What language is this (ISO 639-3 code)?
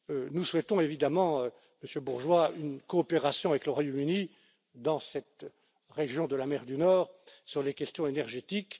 fra